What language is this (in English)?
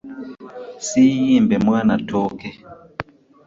Ganda